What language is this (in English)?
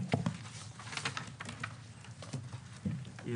Hebrew